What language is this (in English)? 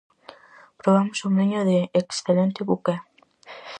Galician